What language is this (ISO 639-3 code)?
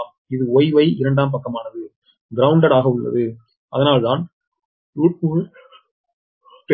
tam